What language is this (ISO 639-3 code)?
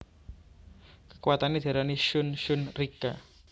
jav